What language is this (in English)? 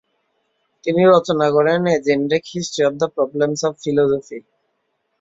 Bangla